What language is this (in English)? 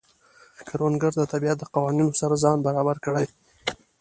Pashto